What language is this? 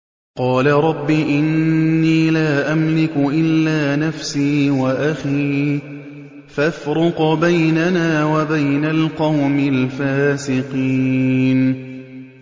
Arabic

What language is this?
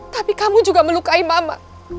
Indonesian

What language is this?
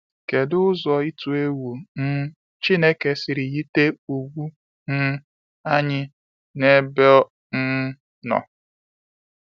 Igbo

